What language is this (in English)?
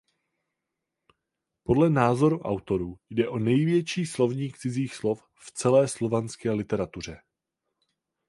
Czech